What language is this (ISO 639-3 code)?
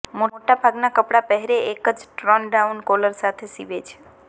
guj